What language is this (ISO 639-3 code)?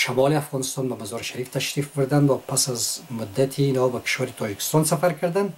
fas